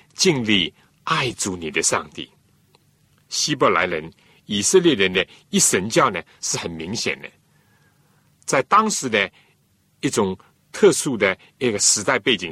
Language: Chinese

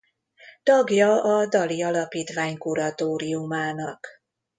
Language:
Hungarian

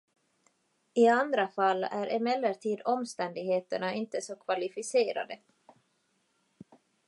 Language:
Swedish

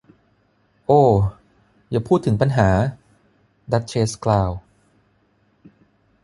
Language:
Thai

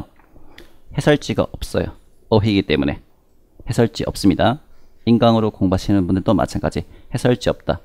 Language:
Korean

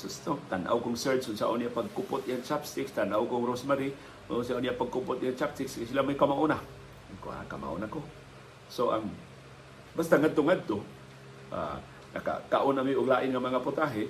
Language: Filipino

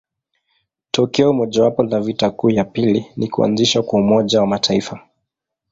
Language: Swahili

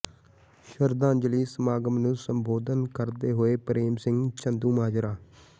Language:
Punjabi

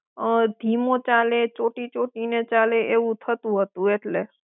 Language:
Gujarati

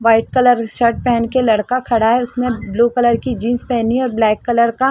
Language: Hindi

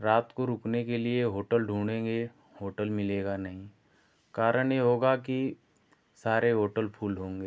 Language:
Hindi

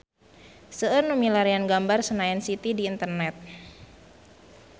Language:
Sundanese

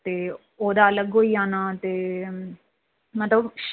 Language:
Dogri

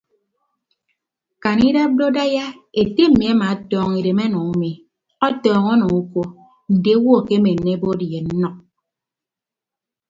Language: Ibibio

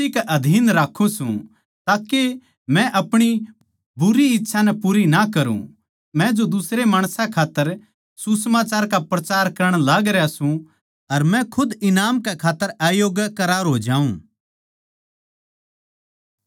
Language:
Haryanvi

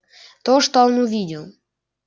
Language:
Russian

